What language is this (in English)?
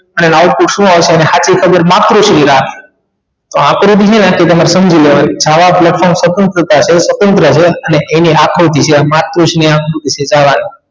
Gujarati